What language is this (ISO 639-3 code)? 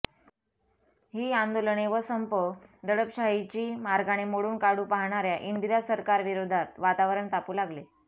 mar